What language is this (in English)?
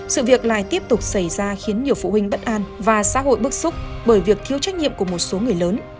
Vietnamese